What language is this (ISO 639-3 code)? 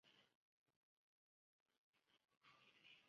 zho